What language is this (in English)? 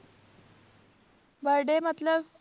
Punjabi